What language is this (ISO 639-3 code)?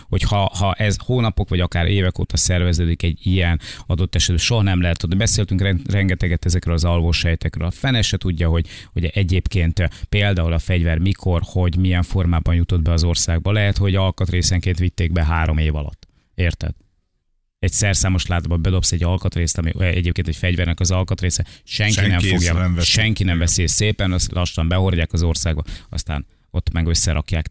hun